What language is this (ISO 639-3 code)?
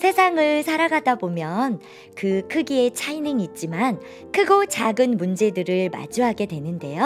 kor